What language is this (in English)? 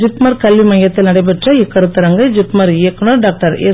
Tamil